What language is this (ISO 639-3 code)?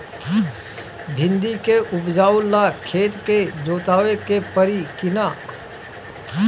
bho